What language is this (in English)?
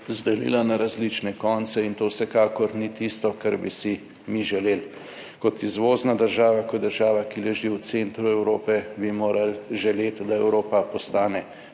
Slovenian